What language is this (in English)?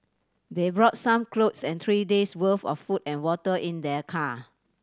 English